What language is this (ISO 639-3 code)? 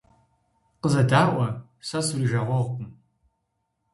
kbd